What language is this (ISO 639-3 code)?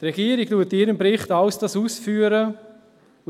gsw